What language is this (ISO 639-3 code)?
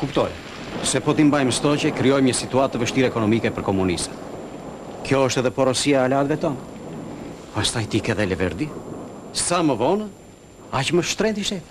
ron